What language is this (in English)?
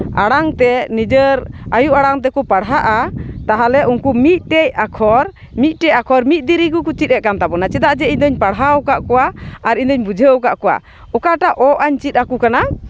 Santali